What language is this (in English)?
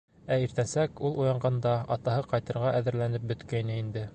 Bashkir